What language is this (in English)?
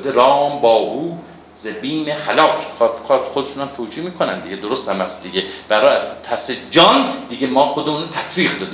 Persian